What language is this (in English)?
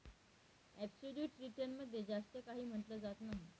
Marathi